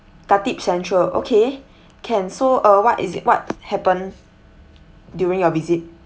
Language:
English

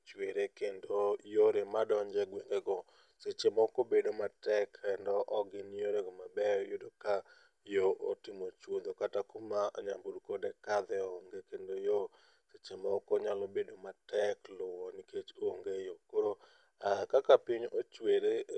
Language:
Luo (Kenya and Tanzania)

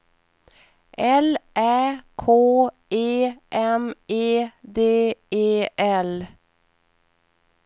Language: Swedish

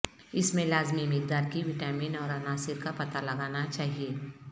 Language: Urdu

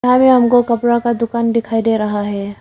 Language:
Hindi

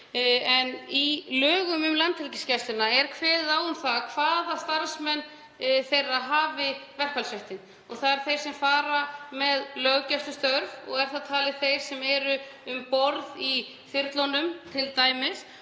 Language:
Icelandic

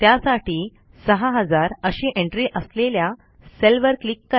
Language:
Marathi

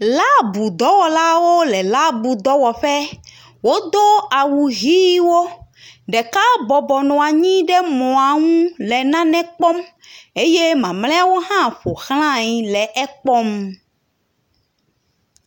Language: Ewe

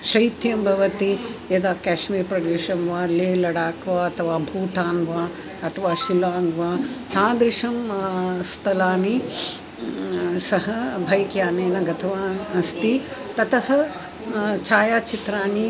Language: Sanskrit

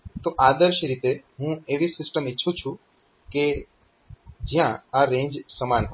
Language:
Gujarati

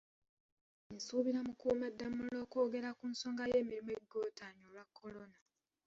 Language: Ganda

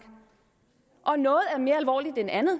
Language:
Danish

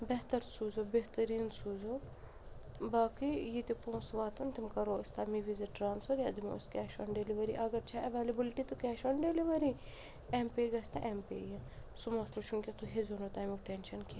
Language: Kashmiri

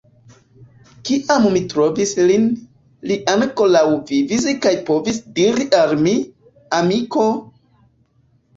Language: Esperanto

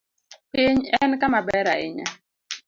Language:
Luo (Kenya and Tanzania)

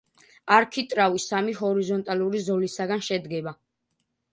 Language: Georgian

